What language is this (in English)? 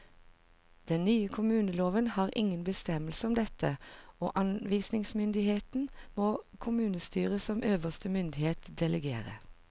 Norwegian